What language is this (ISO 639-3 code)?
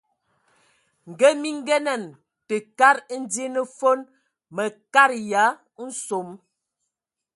ewo